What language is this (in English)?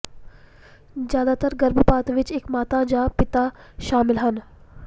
Punjabi